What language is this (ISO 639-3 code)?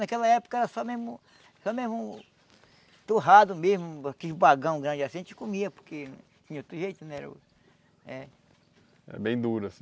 por